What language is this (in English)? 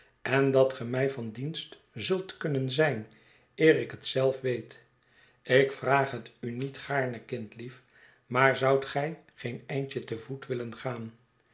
Dutch